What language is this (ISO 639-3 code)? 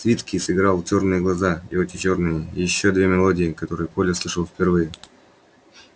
rus